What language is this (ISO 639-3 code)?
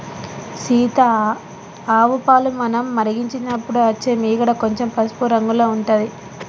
tel